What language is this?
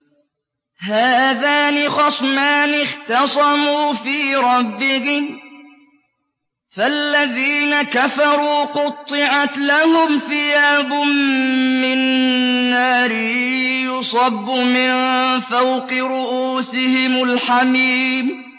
Arabic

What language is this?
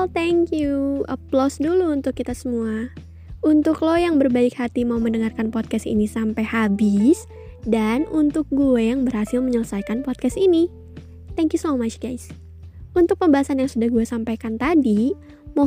Indonesian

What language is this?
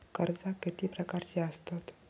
Marathi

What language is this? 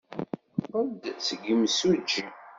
Kabyle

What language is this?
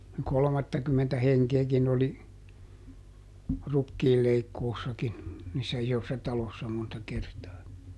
Finnish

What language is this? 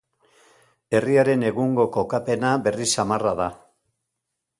Basque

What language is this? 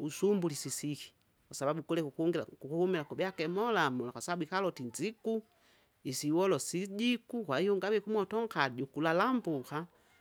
Kinga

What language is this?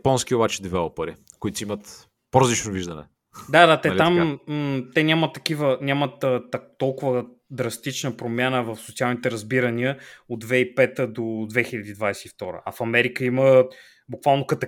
Bulgarian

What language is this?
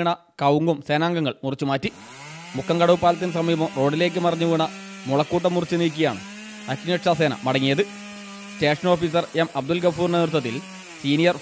Malayalam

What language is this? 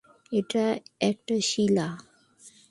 Bangla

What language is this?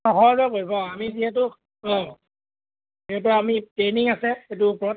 Assamese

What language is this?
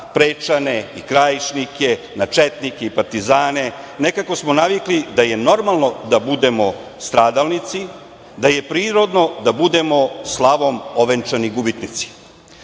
Serbian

